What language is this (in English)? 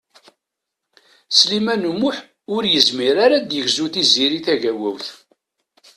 Kabyle